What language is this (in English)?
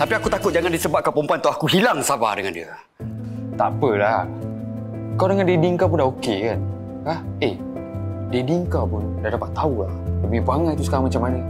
Malay